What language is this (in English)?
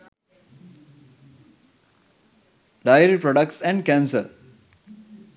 Sinhala